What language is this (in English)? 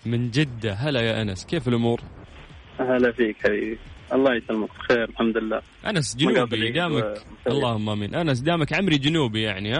Arabic